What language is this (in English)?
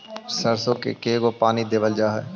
Magahi